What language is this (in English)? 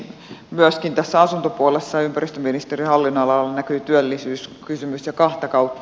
Finnish